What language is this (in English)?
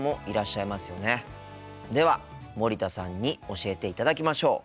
Japanese